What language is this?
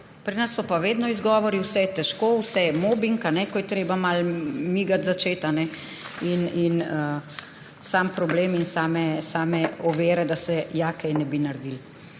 Slovenian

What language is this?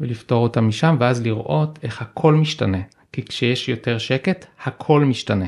Hebrew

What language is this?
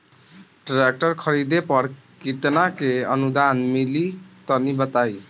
Bhojpuri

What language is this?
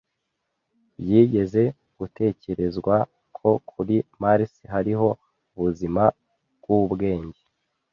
Kinyarwanda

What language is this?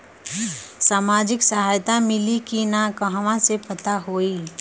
Bhojpuri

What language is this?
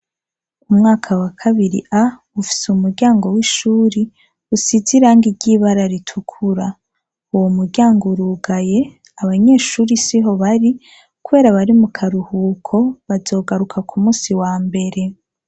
Rundi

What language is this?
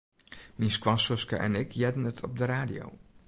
Western Frisian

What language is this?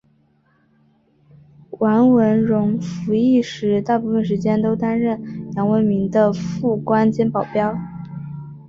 Chinese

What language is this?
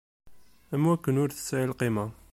Kabyle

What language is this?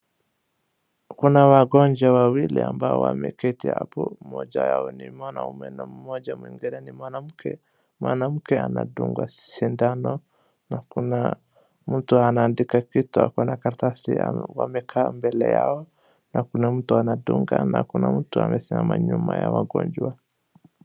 Swahili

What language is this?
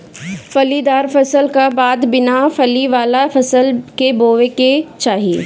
Bhojpuri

